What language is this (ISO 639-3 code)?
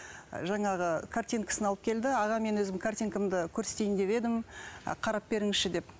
kaz